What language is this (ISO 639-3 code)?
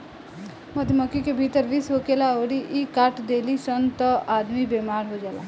bho